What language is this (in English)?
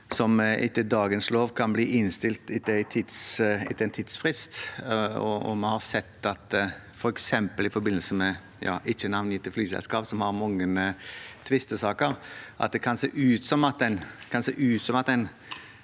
Norwegian